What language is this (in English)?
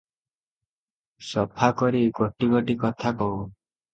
Odia